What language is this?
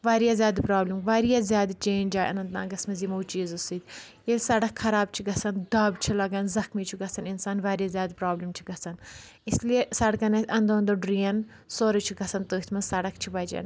Kashmiri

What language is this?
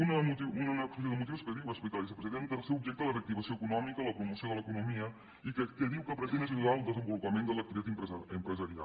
Catalan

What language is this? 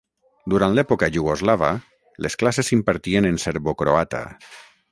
Catalan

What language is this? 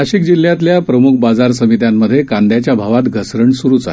Marathi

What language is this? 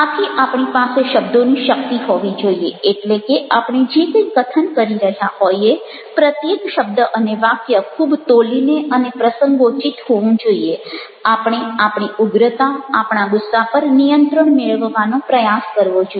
Gujarati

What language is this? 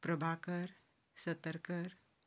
Konkani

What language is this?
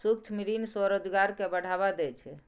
Maithili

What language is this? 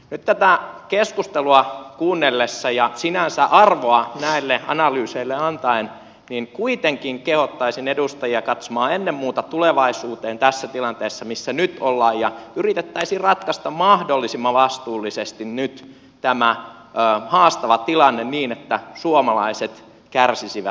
Finnish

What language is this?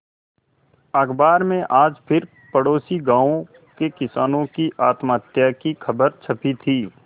Hindi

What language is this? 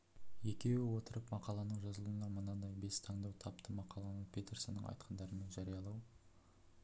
Kazakh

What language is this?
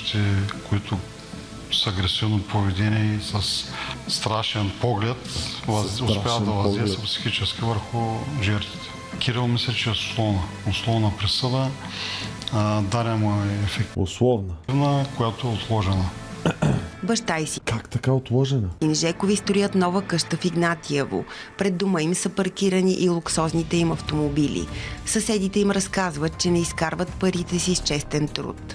Bulgarian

